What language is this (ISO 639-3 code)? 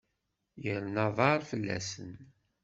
kab